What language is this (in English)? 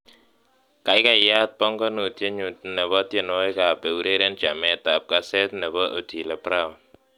Kalenjin